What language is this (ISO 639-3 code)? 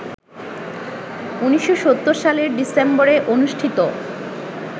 ben